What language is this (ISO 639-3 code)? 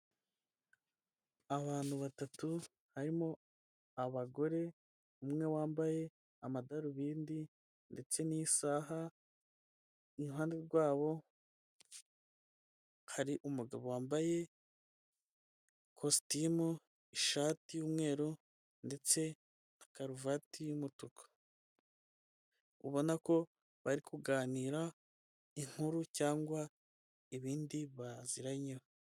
kin